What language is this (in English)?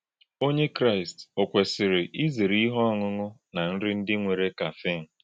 Igbo